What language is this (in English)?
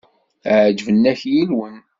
Kabyle